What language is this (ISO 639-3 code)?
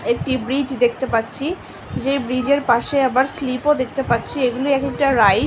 ben